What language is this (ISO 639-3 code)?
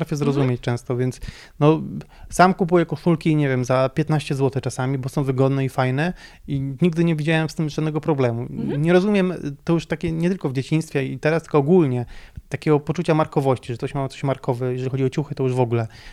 pol